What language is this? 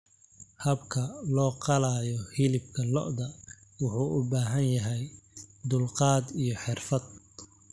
Somali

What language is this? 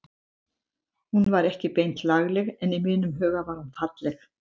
Icelandic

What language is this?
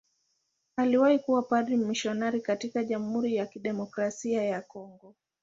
Swahili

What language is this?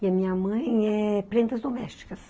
Portuguese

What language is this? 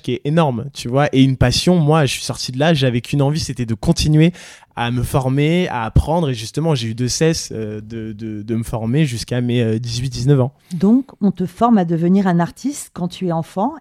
French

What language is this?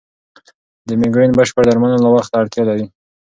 Pashto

